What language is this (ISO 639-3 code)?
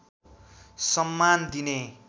nep